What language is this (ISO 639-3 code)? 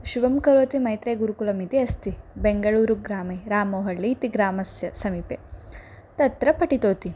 san